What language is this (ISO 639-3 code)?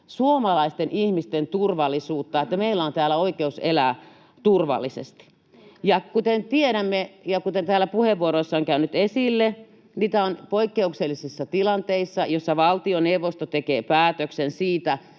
fin